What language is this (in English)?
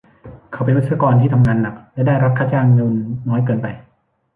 Thai